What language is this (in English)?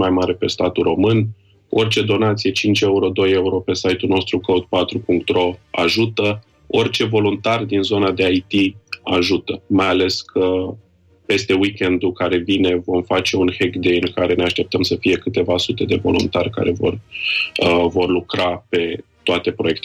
Romanian